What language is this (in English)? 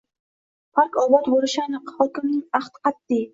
Uzbek